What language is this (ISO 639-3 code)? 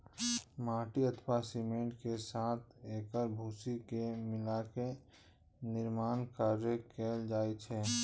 mai